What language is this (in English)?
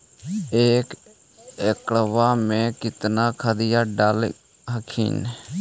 Magahi